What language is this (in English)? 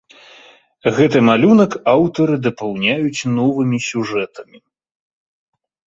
Belarusian